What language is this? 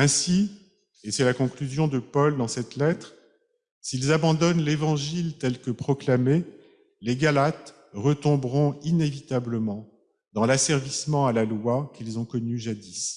French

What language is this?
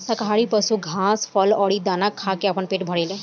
Bhojpuri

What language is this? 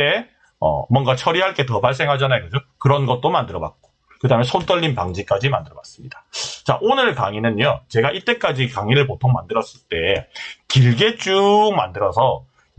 Korean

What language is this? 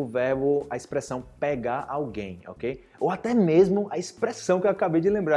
Portuguese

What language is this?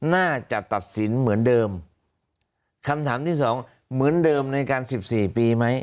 Thai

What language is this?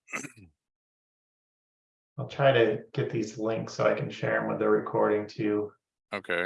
English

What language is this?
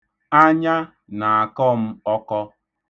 Igbo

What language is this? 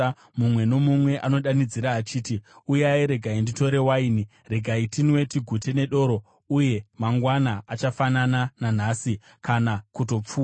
Shona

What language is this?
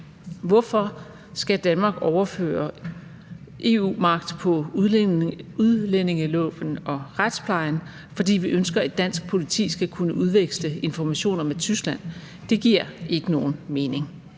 Danish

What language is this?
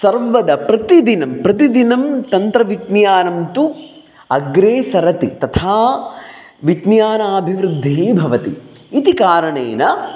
Sanskrit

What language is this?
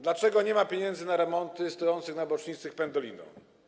Polish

